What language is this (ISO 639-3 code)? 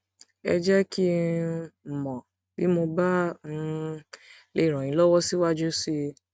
yor